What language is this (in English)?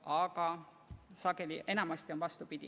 Estonian